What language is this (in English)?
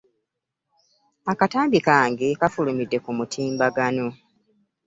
Ganda